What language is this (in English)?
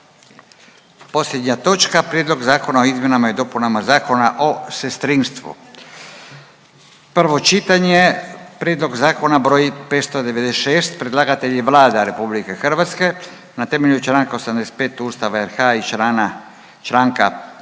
Croatian